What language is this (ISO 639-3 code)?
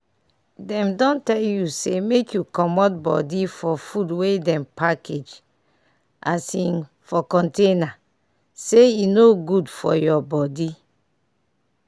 pcm